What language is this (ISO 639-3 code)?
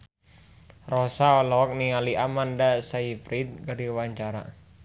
sun